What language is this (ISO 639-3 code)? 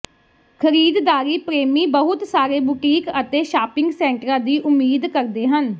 pan